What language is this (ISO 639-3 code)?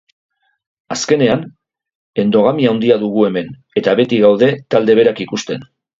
eus